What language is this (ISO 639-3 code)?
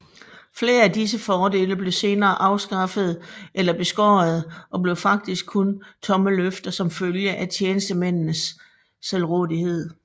dan